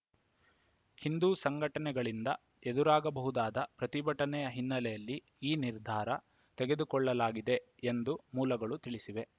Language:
Kannada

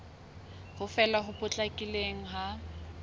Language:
Southern Sotho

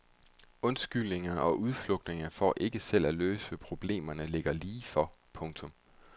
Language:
Danish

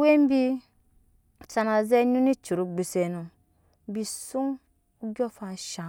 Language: Nyankpa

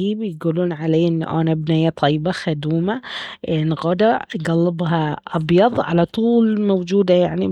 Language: Baharna Arabic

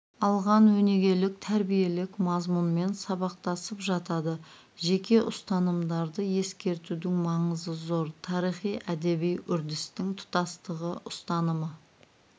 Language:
Kazakh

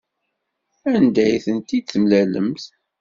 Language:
Kabyle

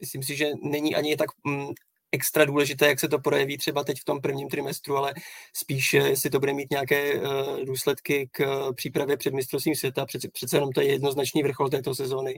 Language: Czech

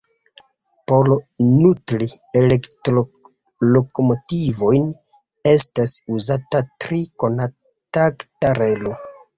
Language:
Esperanto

